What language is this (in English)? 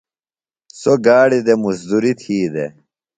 Phalura